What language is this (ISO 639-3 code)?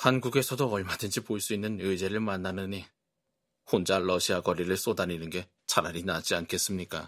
kor